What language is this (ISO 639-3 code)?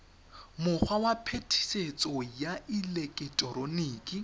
tsn